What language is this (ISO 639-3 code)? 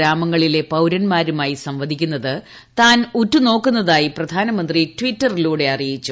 mal